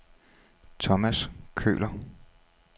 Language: Danish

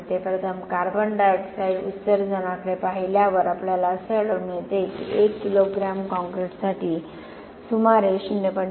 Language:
Marathi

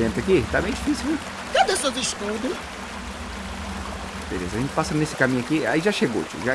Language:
Portuguese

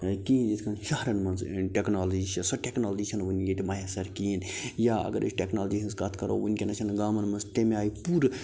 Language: Kashmiri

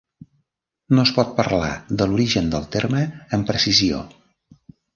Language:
Catalan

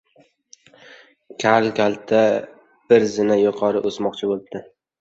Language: Uzbek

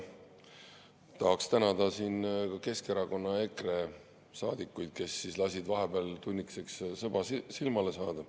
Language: Estonian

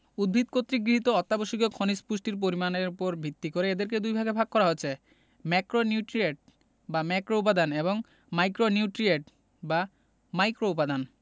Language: Bangla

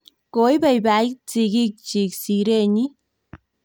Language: Kalenjin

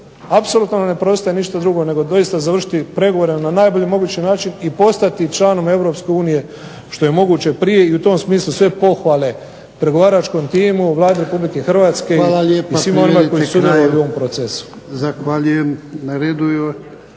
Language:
Croatian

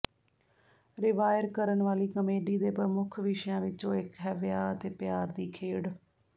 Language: Punjabi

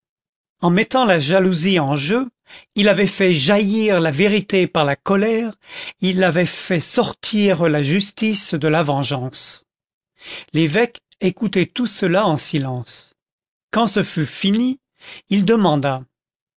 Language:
French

